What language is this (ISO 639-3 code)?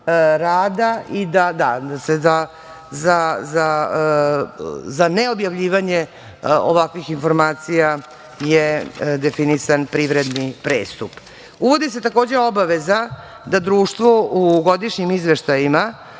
srp